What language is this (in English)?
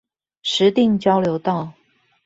Chinese